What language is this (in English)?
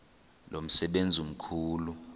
Xhosa